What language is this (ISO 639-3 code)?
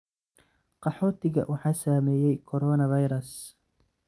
som